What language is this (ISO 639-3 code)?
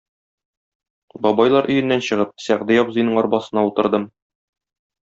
tat